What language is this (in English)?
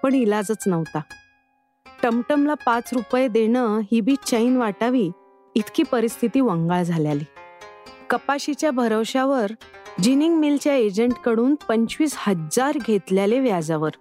Marathi